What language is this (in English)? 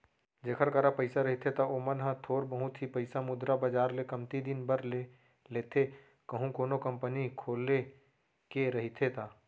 Chhattisgarhi